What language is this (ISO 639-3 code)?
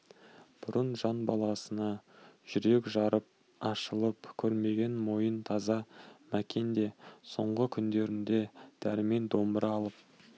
kaz